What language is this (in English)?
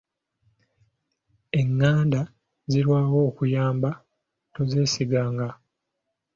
Ganda